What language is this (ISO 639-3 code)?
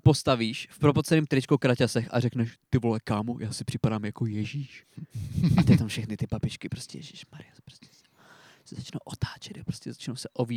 ces